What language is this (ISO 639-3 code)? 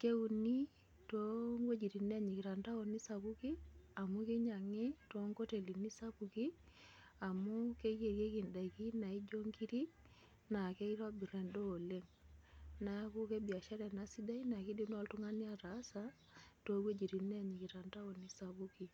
mas